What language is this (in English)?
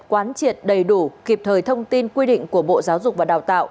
Vietnamese